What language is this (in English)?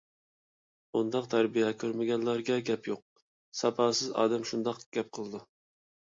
Uyghur